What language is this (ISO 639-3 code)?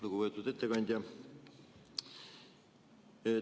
est